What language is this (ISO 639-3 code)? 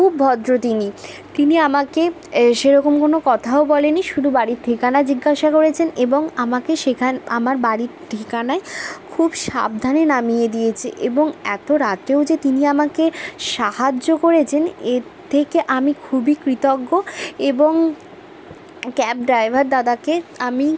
ben